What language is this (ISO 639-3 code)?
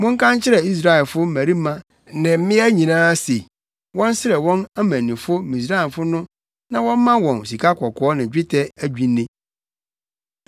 aka